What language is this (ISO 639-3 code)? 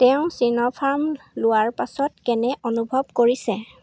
asm